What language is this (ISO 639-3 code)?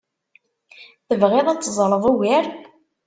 kab